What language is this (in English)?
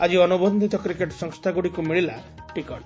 Odia